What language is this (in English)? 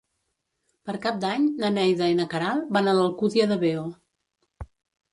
Catalan